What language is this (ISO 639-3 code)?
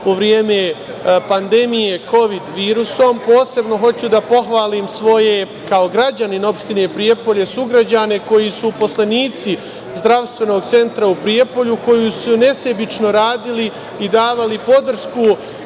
srp